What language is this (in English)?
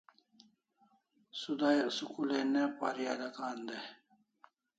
Kalasha